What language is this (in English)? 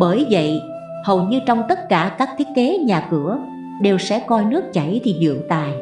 Vietnamese